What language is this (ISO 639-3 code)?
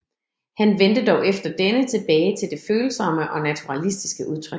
dan